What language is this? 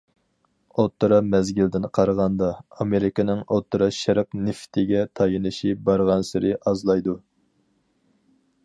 Uyghur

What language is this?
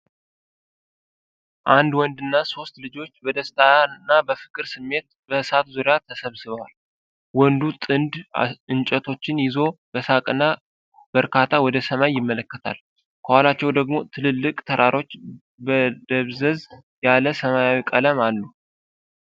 Amharic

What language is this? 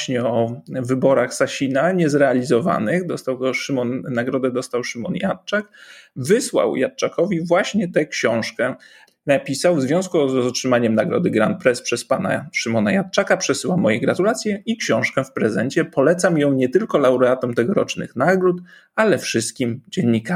Polish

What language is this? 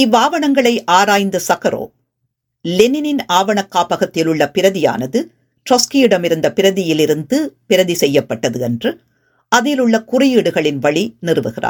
Tamil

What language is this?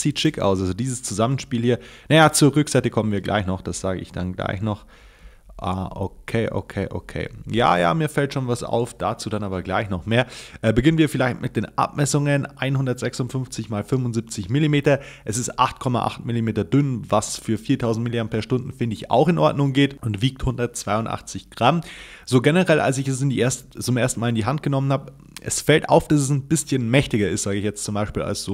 German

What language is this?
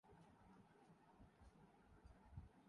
Urdu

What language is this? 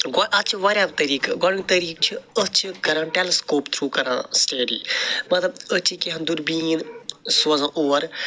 Kashmiri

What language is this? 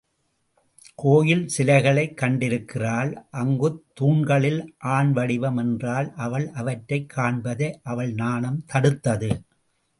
Tamil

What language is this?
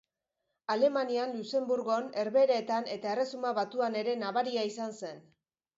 Basque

